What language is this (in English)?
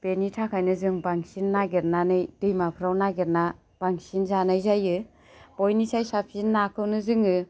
Bodo